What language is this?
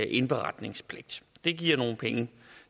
Danish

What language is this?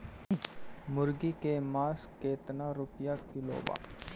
Bhojpuri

